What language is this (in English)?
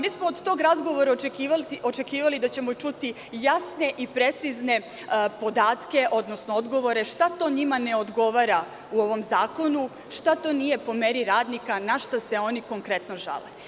Serbian